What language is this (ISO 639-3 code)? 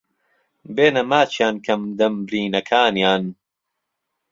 ckb